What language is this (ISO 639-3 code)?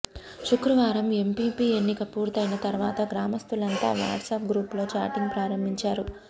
tel